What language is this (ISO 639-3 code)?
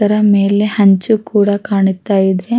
kan